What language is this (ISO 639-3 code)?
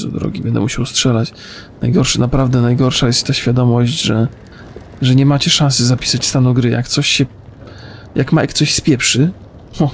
pol